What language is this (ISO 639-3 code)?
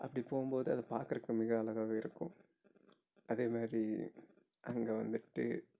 tam